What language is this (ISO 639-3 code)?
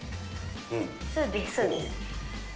jpn